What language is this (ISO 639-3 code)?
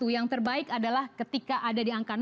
ind